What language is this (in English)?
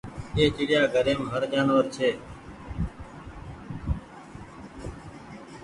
Goaria